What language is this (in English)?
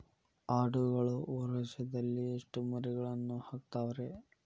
Kannada